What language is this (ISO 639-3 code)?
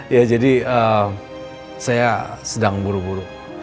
ind